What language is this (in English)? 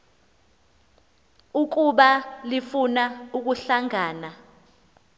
Xhosa